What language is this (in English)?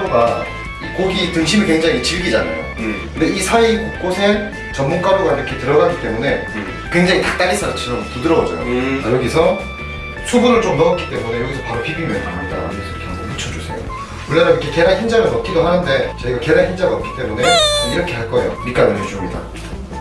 Korean